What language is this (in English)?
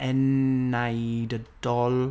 Welsh